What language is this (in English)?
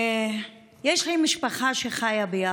Hebrew